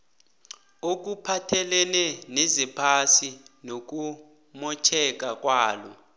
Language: South Ndebele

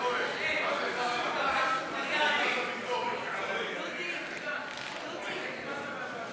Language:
Hebrew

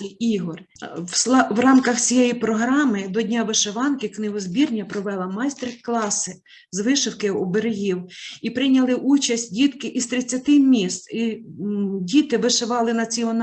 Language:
Ukrainian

